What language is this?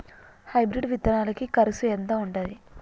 Telugu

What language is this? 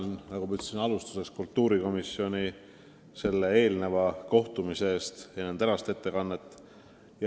Estonian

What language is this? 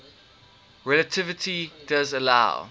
English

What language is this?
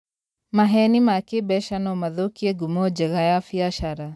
Kikuyu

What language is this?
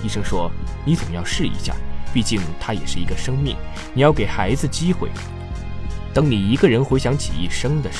Chinese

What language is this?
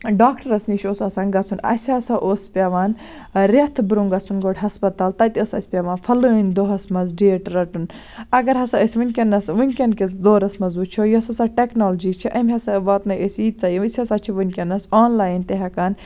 Kashmiri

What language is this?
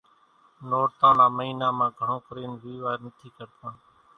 Kachi Koli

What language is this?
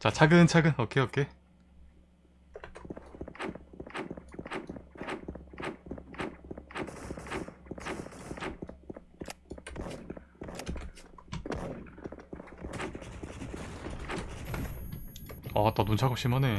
Korean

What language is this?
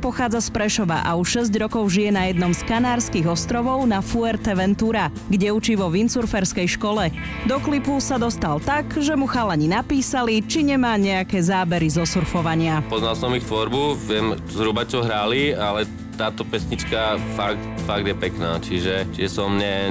Slovak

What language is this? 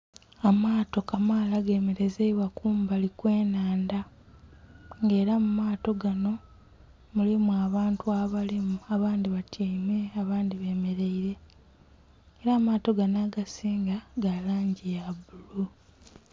Soga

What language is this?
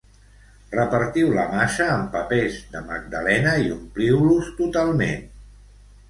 Catalan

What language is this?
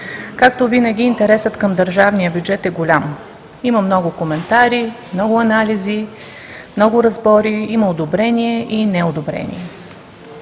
Bulgarian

